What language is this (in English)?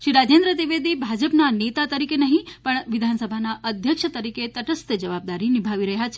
Gujarati